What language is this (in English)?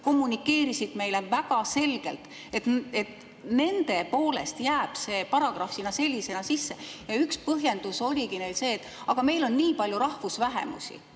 Estonian